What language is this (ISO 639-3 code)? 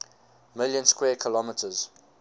eng